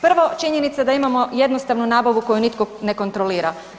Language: Croatian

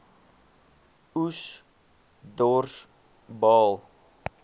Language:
Afrikaans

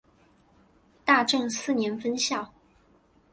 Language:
Chinese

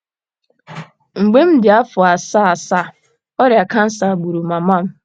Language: Igbo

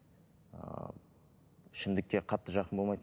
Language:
Kazakh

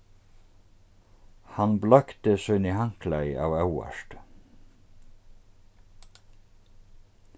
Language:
Faroese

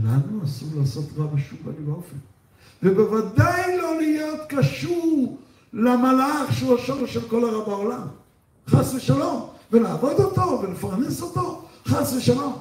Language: Hebrew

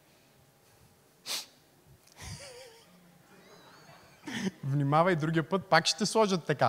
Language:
Bulgarian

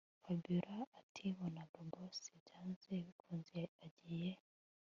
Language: Kinyarwanda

